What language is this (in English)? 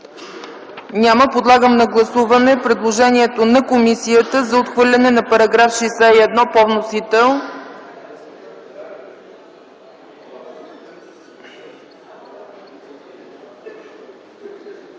Bulgarian